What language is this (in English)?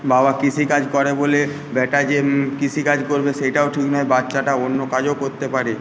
Bangla